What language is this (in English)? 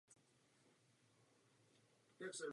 Czech